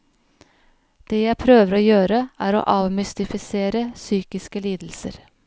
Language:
Norwegian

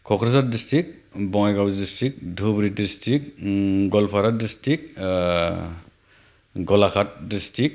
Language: Bodo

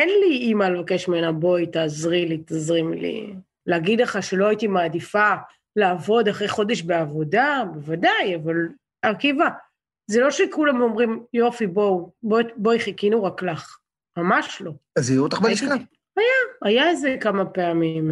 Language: Hebrew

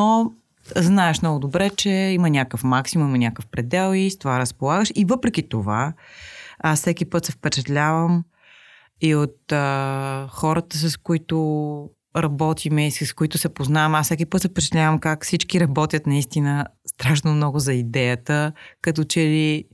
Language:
Bulgarian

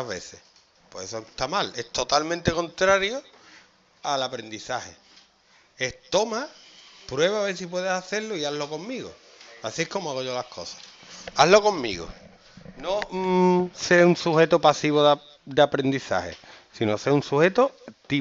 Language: Spanish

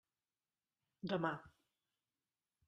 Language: Catalan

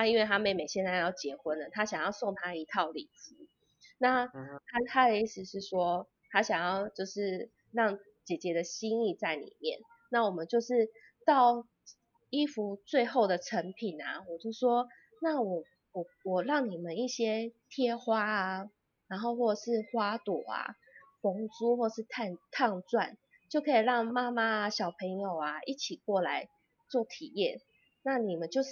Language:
Chinese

